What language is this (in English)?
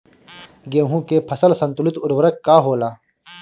Bhojpuri